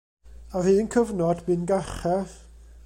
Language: Welsh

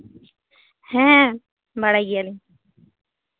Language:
Santali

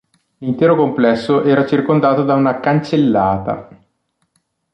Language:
Italian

